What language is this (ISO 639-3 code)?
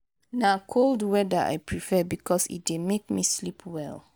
pcm